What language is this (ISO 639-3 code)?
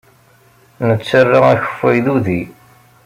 kab